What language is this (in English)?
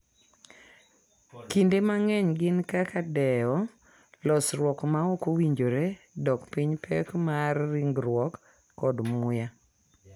Luo (Kenya and Tanzania)